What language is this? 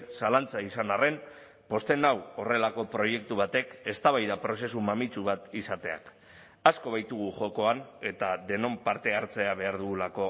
Basque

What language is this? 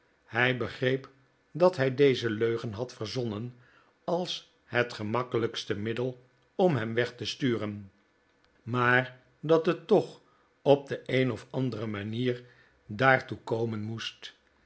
Dutch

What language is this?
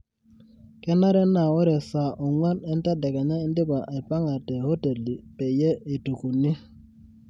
Masai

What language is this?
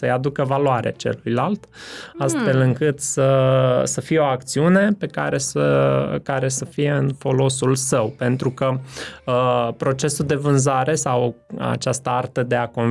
Romanian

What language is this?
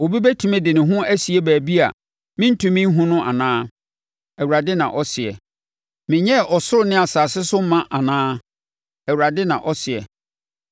Akan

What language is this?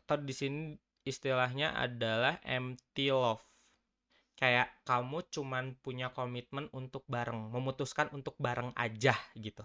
Indonesian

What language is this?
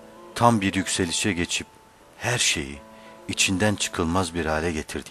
Turkish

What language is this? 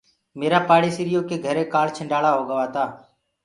Gurgula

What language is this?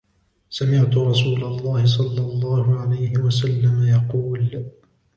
Arabic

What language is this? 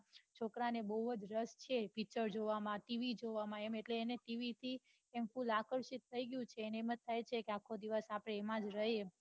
Gujarati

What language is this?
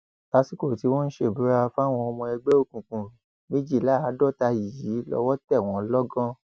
Yoruba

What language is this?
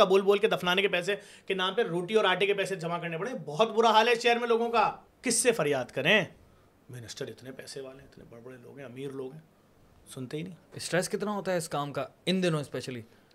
Urdu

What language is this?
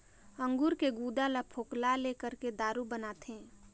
Chhattisgarhi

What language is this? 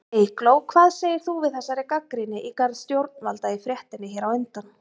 Icelandic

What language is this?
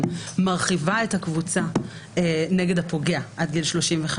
Hebrew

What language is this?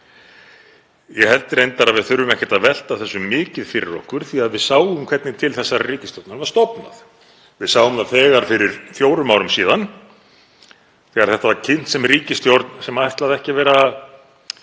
Icelandic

